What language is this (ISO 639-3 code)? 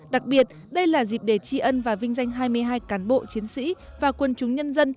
vie